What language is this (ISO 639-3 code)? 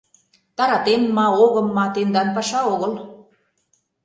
chm